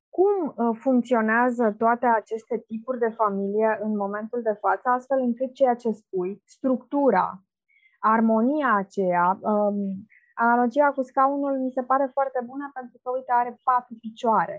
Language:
Romanian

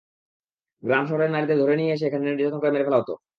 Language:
Bangla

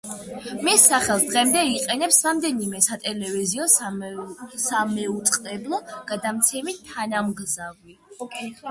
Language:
Georgian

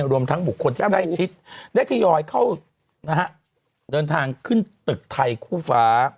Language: Thai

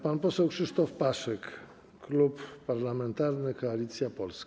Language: Polish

